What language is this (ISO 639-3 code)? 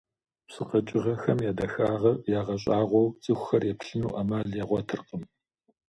kbd